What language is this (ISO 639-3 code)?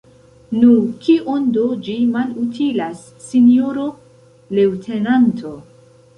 epo